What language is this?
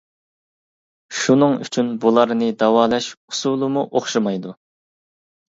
Uyghur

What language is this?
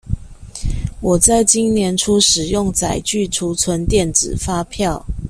Chinese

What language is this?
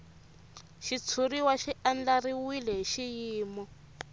Tsonga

